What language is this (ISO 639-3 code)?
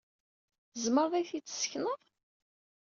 kab